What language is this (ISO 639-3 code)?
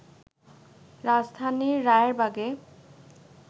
ben